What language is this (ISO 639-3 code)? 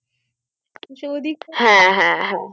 ben